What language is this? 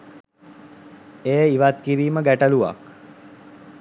Sinhala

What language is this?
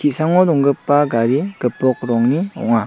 Garo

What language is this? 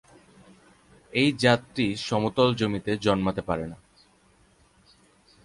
Bangla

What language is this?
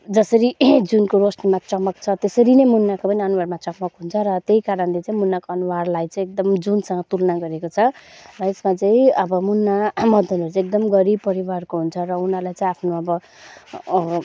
Nepali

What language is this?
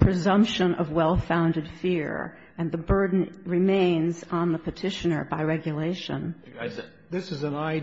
English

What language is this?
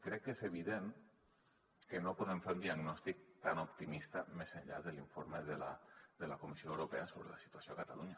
Catalan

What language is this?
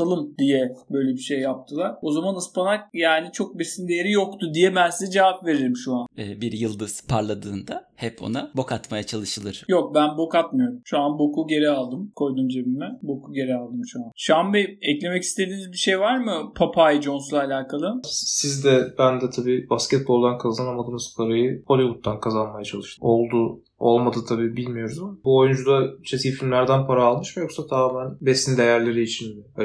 Turkish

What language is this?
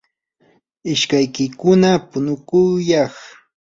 Yanahuanca Pasco Quechua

